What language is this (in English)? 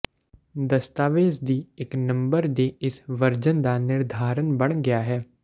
Punjabi